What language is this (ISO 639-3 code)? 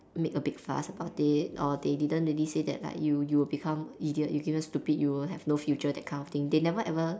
eng